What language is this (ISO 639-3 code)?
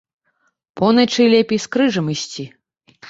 bel